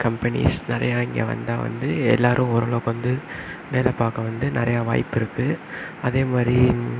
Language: Tamil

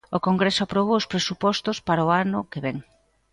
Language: Galician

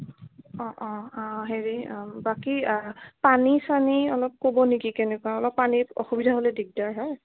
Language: Assamese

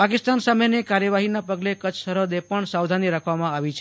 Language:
Gujarati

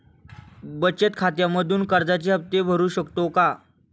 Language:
Marathi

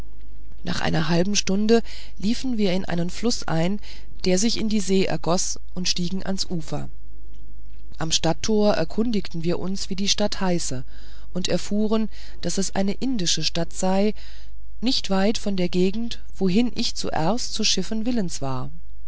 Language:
German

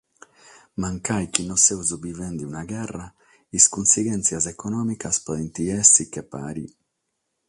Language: Sardinian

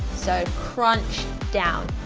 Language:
English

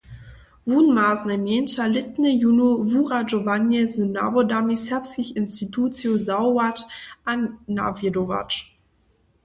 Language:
Upper Sorbian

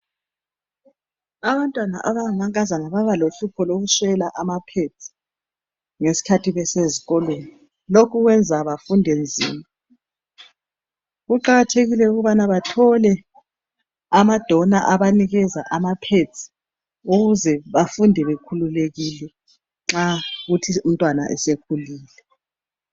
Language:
North Ndebele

